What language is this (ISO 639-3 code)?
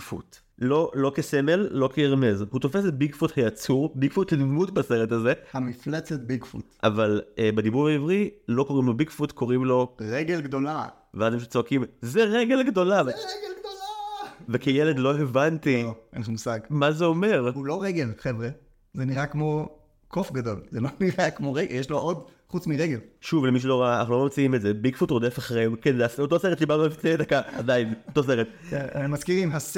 heb